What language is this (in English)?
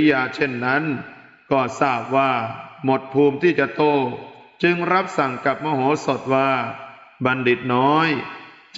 Thai